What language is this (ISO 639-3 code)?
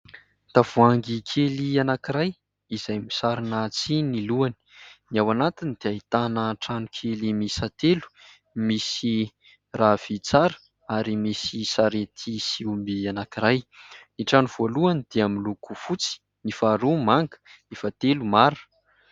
mlg